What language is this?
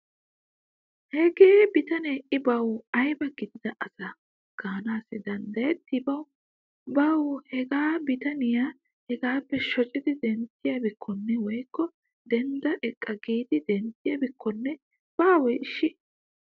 Wolaytta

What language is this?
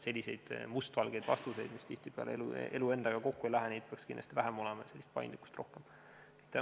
Estonian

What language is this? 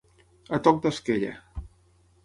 Catalan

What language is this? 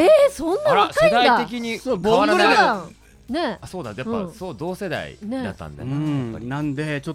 Japanese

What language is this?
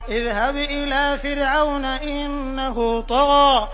Arabic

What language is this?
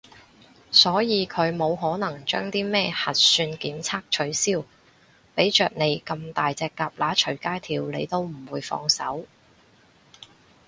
Cantonese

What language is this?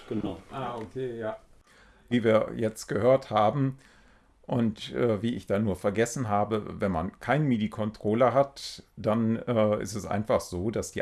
German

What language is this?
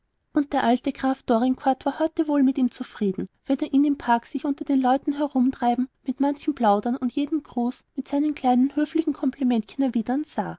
German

